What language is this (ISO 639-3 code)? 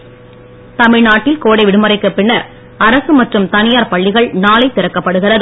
tam